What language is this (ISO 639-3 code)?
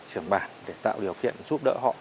vie